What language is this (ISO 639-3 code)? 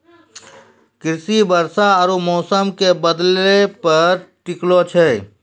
mai